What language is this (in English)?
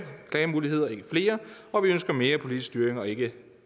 Danish